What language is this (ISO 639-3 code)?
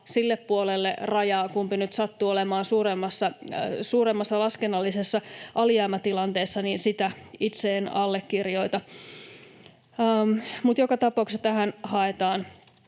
fin